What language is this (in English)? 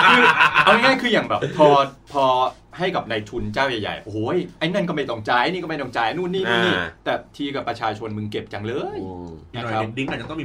Thai